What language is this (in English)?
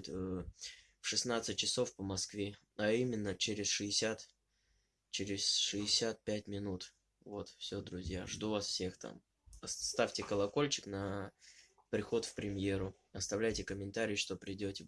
Russian